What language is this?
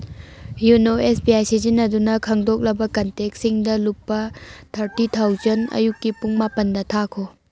Manipuri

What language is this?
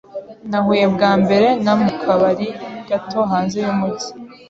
Kinyarwanda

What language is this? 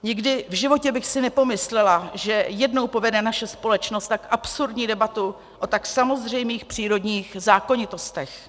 Czech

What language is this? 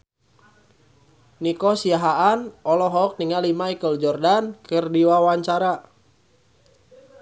Sundanese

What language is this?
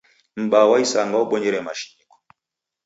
Taita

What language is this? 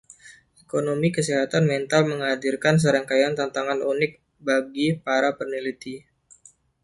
Indonesian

